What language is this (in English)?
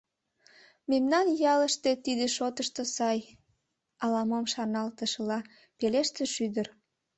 Mari